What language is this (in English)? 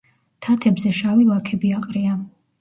Georgian